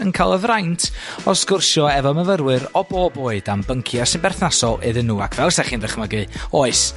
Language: Welsh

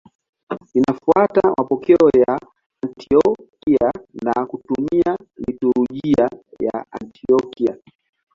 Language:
Swahili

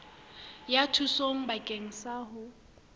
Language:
Southern Sotho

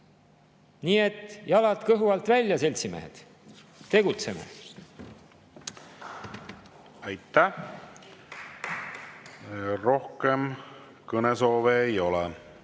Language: Estonian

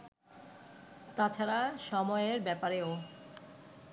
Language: Bangla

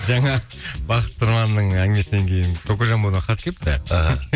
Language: Kazakh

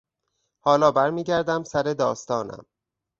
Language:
Persian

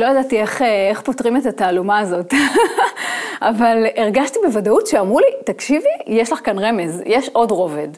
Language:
Hebrew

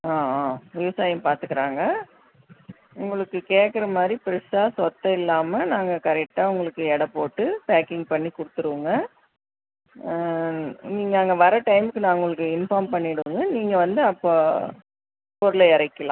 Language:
Tamil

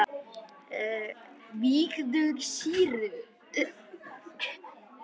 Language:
Icelandic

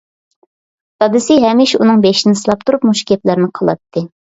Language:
Uyghur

